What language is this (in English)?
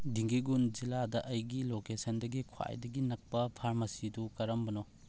Manipuri